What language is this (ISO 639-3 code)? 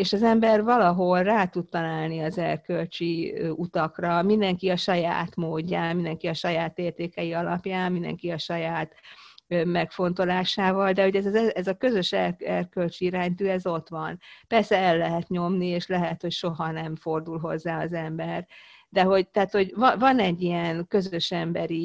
hun